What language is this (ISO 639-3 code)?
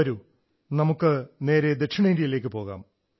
mal